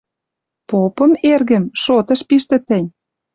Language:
Western Mari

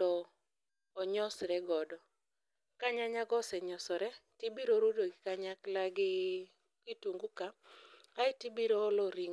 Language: Luo (Kenya and Tanzania)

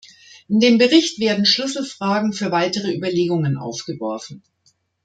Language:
German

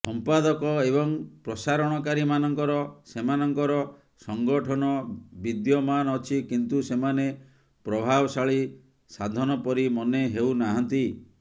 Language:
Odia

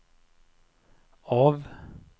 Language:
Norwegian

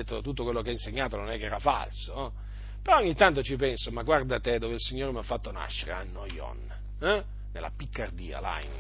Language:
Italian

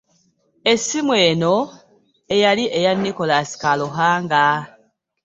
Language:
Ganda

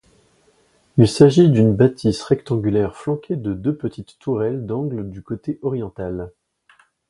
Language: French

